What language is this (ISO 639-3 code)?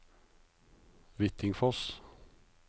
nor